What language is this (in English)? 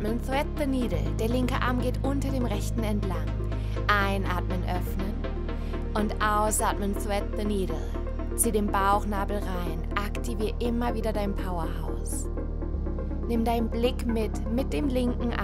German